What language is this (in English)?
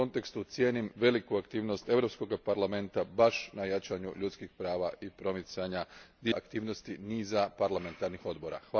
Croatian